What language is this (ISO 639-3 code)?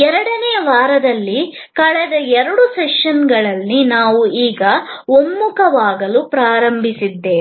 kan